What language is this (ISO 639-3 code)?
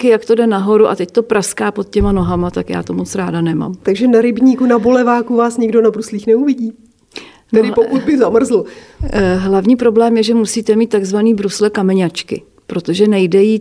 ces